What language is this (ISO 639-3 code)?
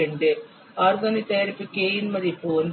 tam